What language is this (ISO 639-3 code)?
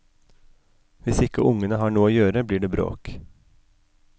nor